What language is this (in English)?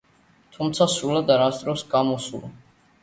Georgian